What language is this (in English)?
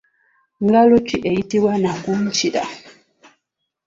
Ganda